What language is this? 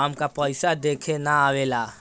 Bhojpuri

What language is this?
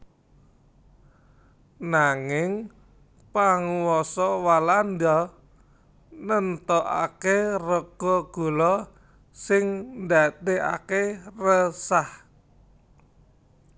Javanese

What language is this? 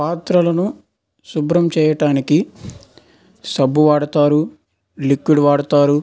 Telugu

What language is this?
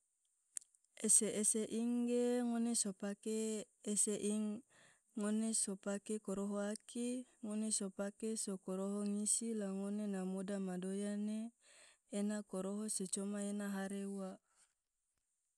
Tidore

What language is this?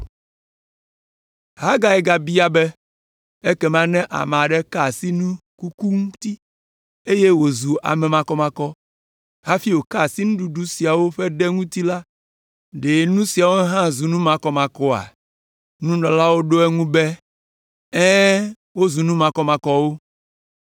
Ewe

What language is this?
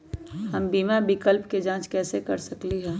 Magahi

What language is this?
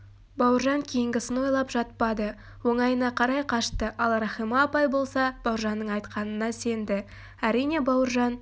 Kazakh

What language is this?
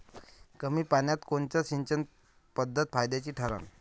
Marathi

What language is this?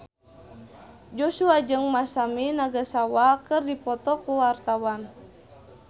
Sundanese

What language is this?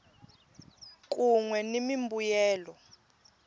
Tsonga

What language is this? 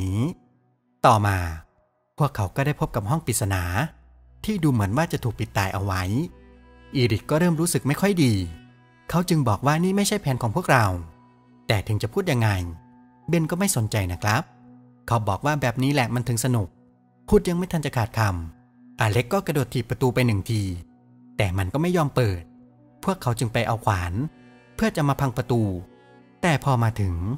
Thai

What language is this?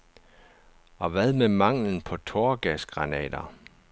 Danish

